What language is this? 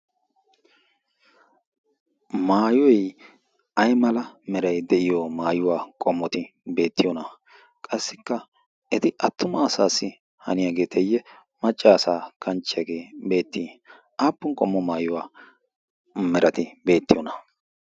Wolaytta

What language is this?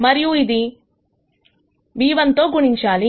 Telugu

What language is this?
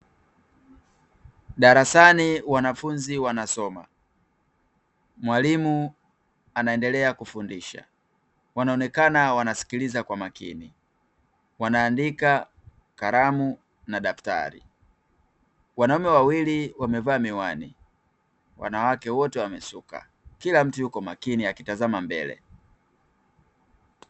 Swahili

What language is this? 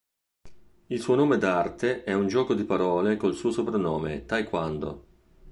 Italian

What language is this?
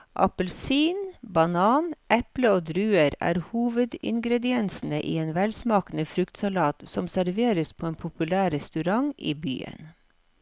Norwegian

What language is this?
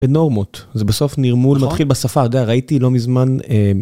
Hebrew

